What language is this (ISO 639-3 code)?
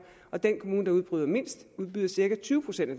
dan